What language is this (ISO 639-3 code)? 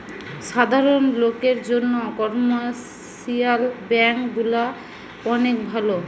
ben